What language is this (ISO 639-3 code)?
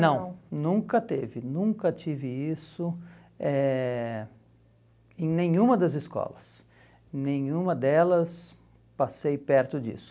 por